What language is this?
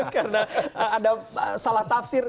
Indonesian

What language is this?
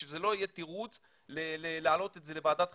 Hebrew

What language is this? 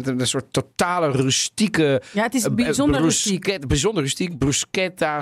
Dutch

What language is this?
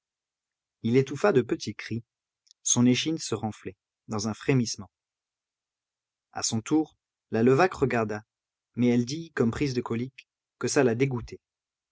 French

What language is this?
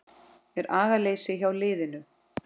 Icelandic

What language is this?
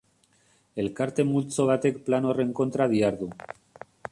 Basque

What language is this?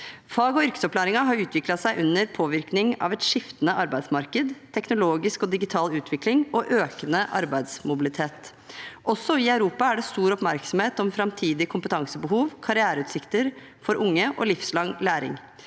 Norwegian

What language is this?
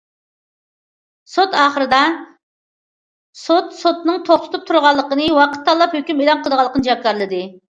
Uyghur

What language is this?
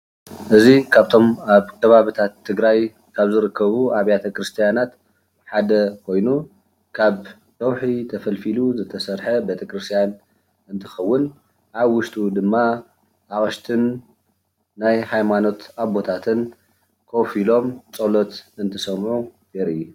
Tigrinya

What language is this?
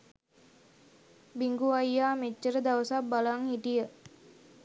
Sinhala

